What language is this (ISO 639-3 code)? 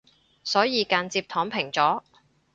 yue